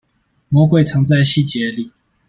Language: Chinese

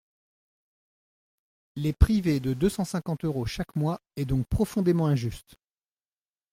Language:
French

